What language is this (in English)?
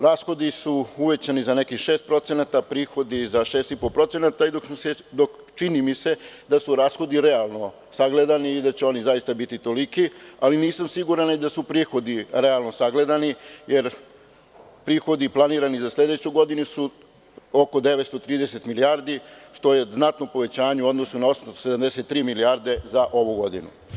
Serbian